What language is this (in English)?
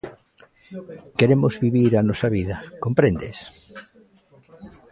Galician